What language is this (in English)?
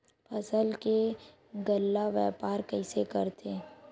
Chhattisgarhi